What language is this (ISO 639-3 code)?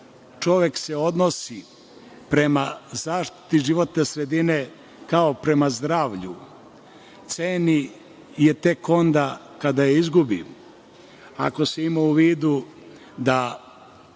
srp